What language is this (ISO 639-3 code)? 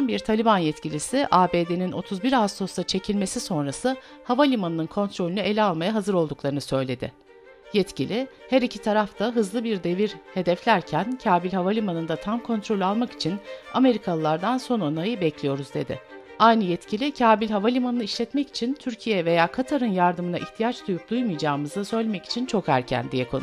tur